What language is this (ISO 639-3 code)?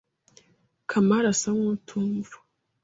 kin